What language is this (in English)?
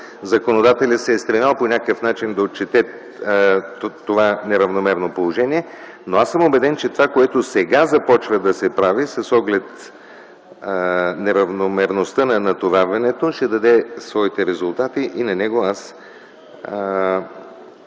Bulgarian